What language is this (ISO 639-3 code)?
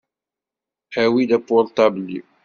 kab